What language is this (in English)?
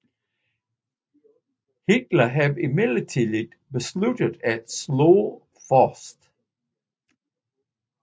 Danish